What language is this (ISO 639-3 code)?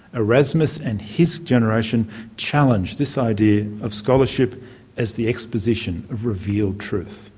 eng